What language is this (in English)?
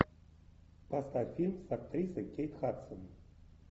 Russian